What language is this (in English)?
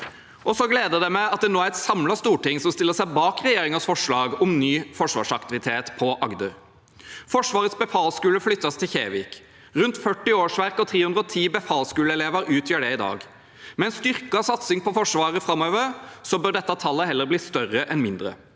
Norwegian